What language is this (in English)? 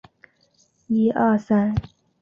Chinese